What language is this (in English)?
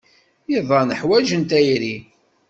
Kabyle